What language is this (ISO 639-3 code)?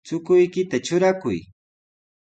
qws